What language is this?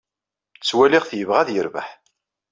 Kabyle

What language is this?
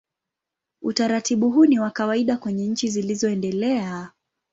Swahili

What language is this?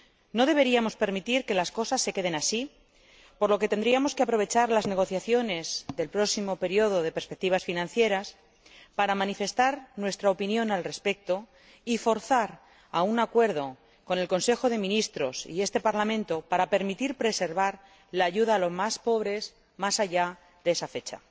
Spanish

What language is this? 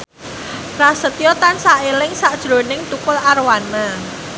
Javanese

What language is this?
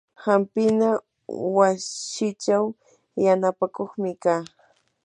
Yanahuanca Pasco Quechua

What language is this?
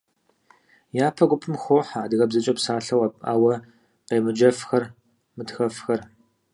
Kabardian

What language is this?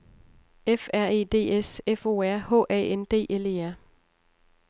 Danish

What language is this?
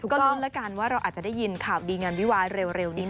Thai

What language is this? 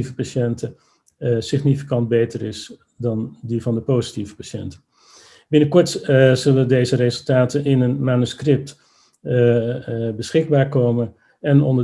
Dutch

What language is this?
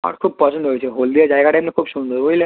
Bangla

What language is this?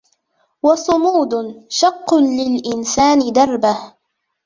Arabic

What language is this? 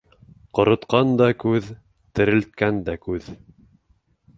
Bashkir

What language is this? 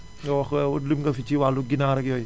Wolof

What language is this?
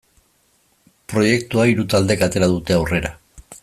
Basque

